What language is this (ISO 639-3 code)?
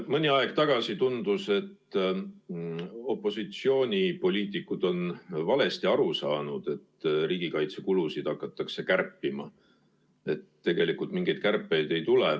est